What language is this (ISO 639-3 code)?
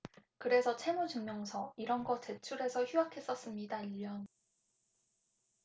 kor